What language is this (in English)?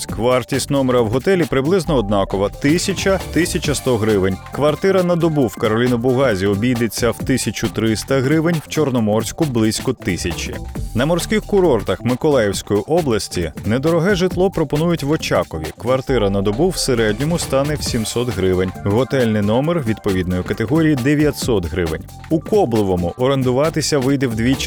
Ukrainian